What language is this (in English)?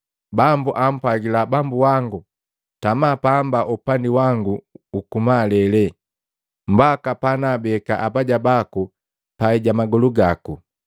Matengo